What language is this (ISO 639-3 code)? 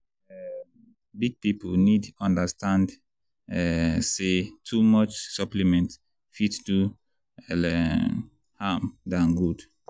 pcm